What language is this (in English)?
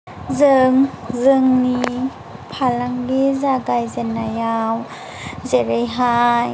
Bodo